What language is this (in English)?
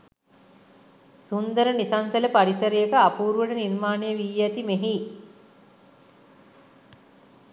Sinhala